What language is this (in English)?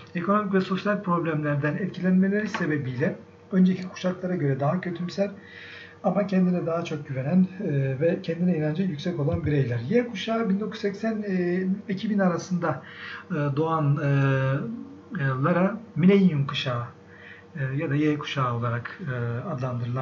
Turkish